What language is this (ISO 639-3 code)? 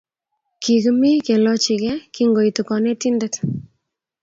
kln